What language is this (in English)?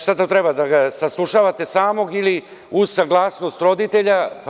Serbian